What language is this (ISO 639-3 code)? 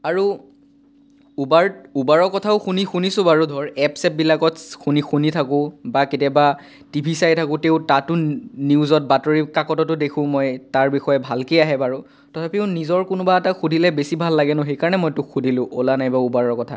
asm